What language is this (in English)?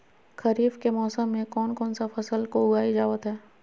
Magahi